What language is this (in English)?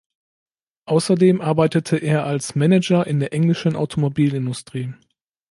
German